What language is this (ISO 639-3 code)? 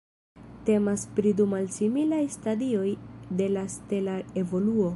epo